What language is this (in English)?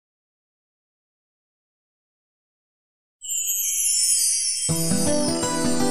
Turkish